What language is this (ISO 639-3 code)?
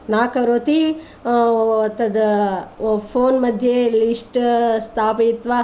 san